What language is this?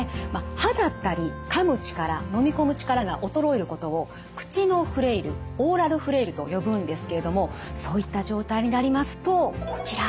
Japanese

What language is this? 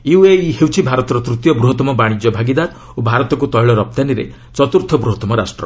Odia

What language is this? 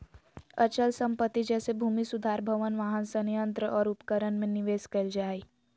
Magahi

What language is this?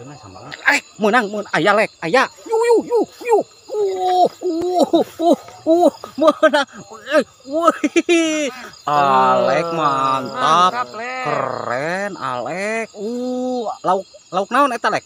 Indonesian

